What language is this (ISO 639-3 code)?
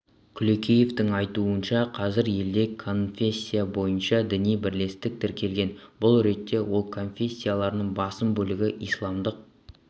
kaz